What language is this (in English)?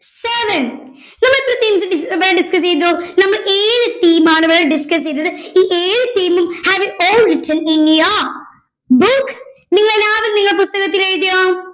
Malayalam